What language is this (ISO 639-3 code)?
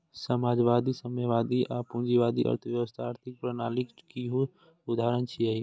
mai